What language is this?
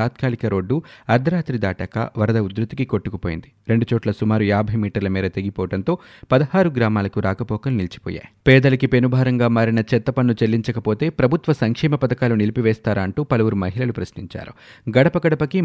Telugu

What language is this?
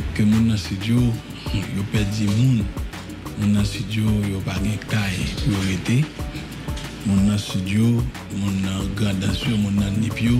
French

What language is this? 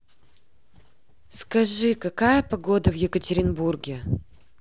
Russian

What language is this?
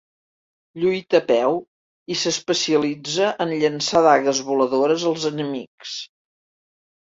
Catalan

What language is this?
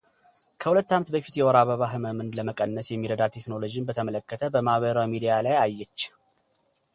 Amharic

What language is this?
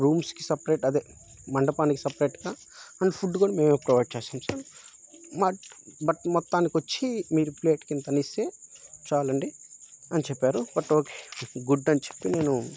Telugu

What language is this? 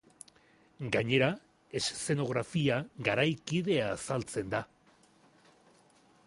Basque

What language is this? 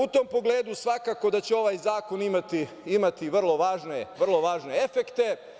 Serbian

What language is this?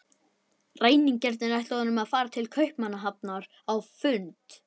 Icelandic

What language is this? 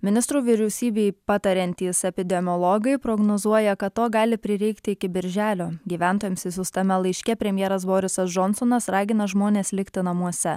Lithuanian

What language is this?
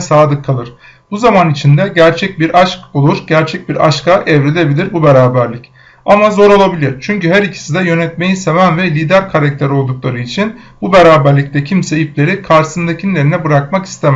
Turkish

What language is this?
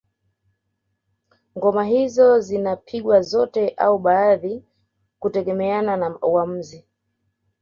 Swahili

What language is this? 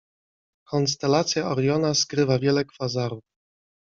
Polish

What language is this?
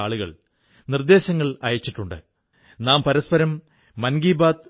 Malayalam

